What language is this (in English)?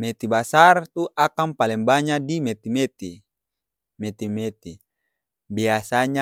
Ambonese Malay